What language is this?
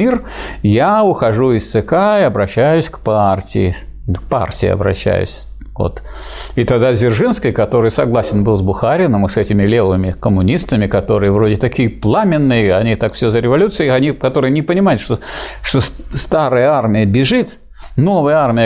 Russian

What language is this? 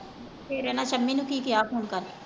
Punjabi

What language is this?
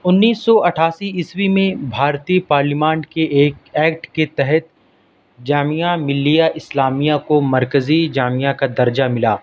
Urdu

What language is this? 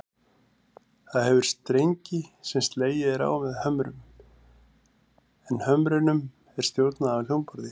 Icelandic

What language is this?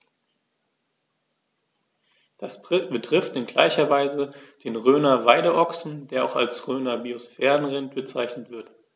German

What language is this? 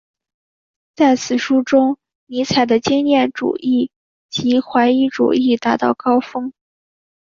Chinese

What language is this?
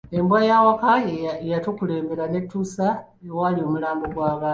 Ganda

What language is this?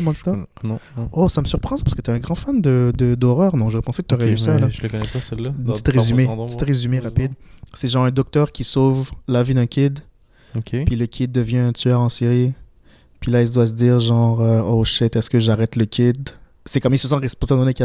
French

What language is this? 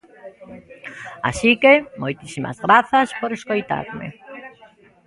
Galician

